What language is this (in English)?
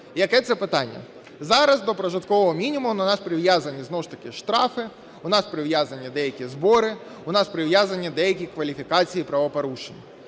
Ukrainian